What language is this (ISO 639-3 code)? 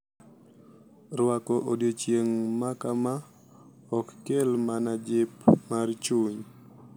luo